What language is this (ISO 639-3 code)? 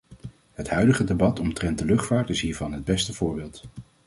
nld